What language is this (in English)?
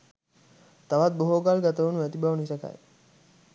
Sinhala